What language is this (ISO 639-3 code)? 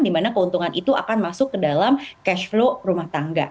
ind